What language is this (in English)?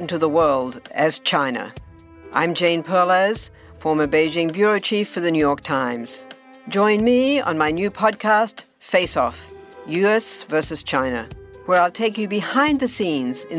English